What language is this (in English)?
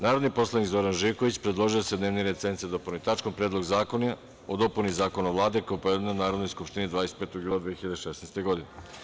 Serbian